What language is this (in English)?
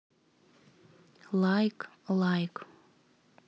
Russian